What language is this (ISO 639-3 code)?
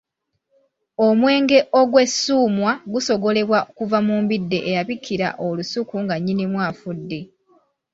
lug